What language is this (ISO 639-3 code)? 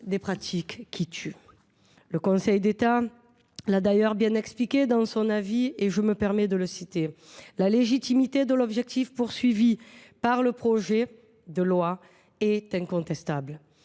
fra